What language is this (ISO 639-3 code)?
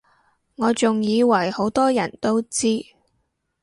yue